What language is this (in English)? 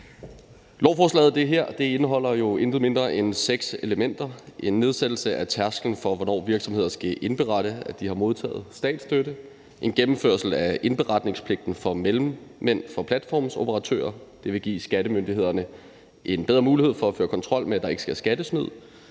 Danish